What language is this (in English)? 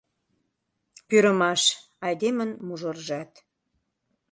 Mari